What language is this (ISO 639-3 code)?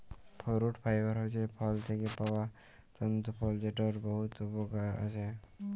ben